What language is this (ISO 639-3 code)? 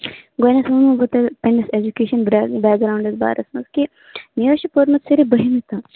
kas